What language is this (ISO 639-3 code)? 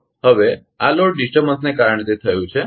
guj